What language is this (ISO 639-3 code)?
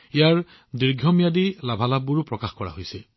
asm